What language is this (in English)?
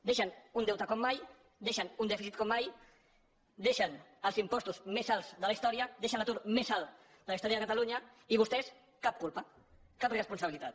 Catalan